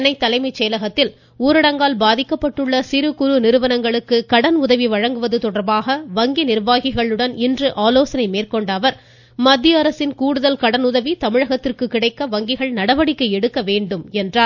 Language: Tamil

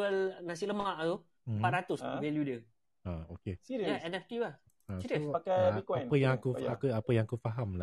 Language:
Malay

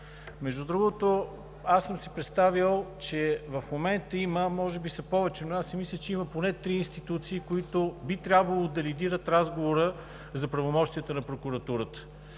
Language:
Bulgarian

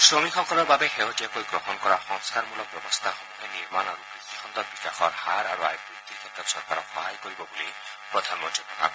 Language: Assamese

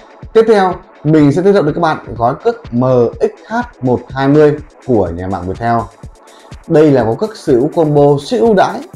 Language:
Vietnamese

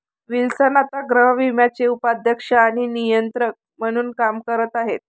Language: Marathi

